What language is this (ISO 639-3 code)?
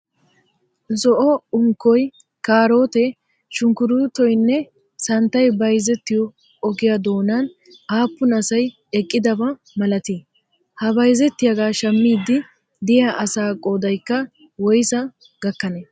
wal